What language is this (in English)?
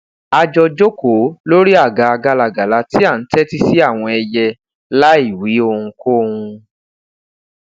Yoruba